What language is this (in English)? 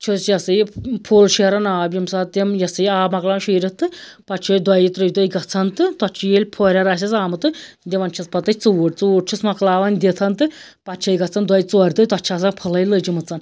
Kashmiri